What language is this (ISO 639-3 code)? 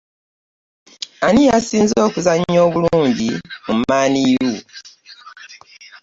lug